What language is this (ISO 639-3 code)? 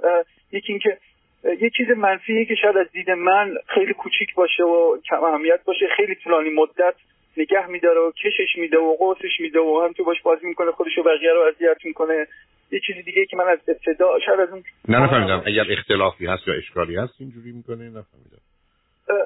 fas